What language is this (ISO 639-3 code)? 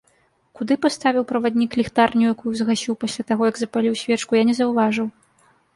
bel